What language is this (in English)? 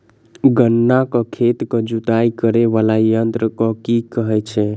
Maithili